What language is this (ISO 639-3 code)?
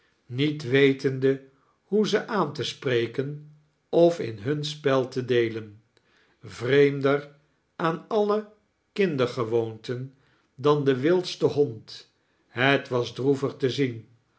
nld